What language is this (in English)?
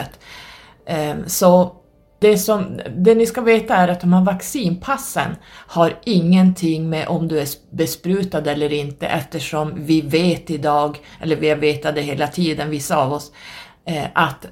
Swedish